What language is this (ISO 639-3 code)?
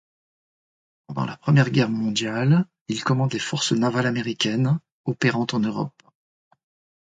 fra